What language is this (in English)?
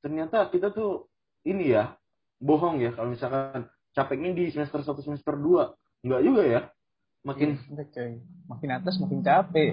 Indonesian